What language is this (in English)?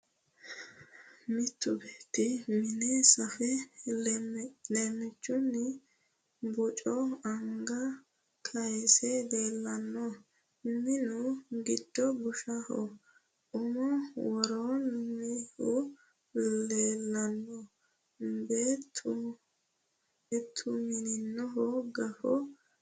Sidamo